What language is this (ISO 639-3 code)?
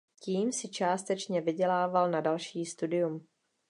ces